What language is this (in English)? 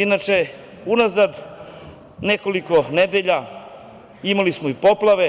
Serbian